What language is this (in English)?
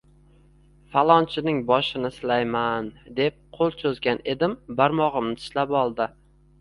Uzbek